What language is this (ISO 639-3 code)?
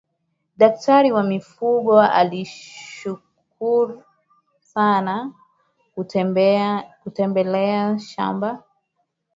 swa